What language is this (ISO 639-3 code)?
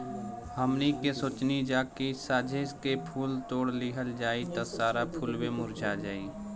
bho